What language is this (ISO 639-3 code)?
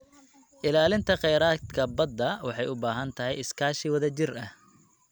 som